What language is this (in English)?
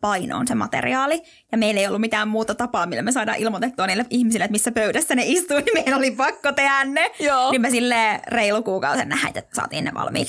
Finnish